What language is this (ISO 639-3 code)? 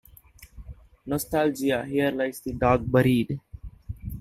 eng